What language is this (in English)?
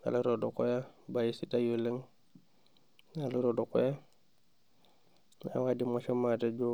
Masai